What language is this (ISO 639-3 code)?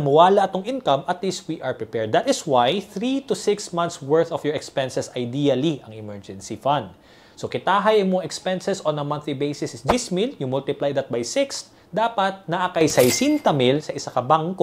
fil